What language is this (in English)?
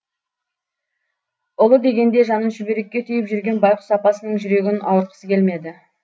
Kazakh